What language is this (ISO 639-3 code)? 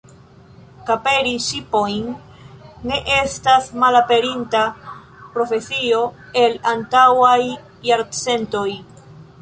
epo